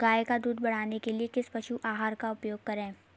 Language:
Hindi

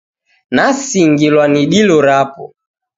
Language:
Taita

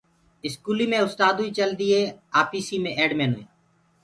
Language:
Gurgula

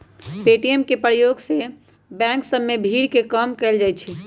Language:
Magahi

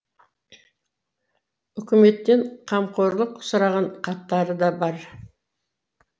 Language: Kazakh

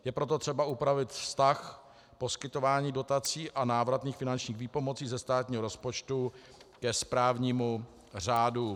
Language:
Czech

